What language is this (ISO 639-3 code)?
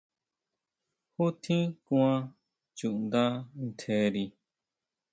mau